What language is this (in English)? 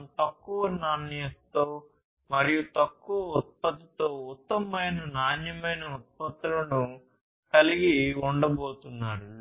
Telugu